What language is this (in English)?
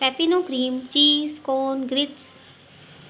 Sindhi